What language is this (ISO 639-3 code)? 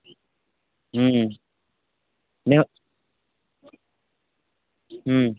mai